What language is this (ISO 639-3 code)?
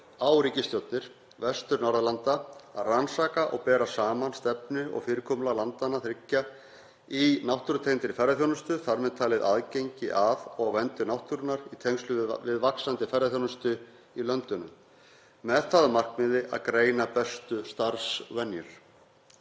isl